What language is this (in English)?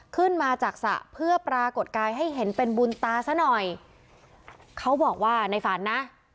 Thai